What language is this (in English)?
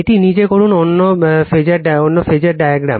Bangla